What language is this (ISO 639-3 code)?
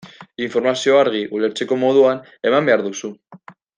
eus